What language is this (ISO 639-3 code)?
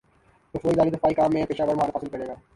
urd